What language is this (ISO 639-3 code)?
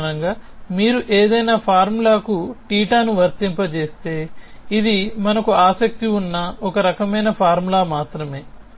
tel